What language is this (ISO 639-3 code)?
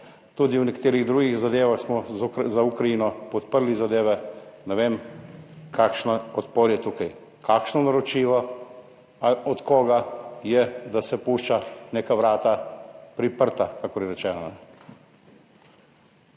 slv